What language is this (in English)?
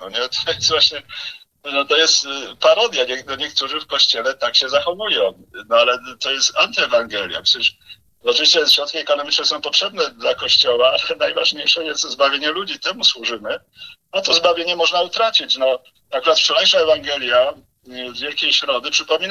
Polish